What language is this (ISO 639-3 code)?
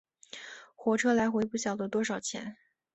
zho